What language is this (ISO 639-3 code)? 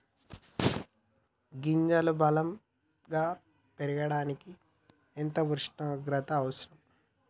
tel